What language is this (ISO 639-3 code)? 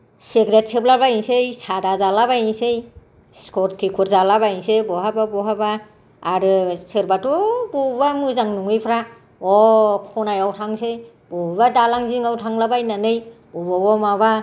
brx